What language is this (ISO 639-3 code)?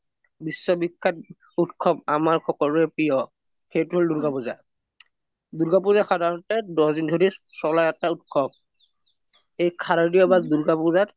asm